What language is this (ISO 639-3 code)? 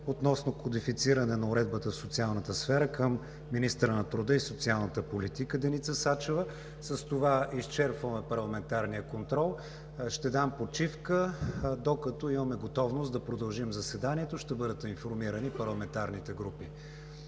bul